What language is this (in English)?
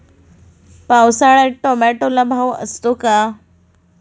Marathi